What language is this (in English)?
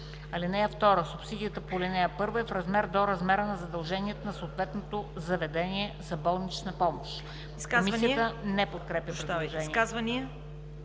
Bulgarian